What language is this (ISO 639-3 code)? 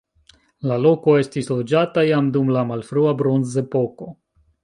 epo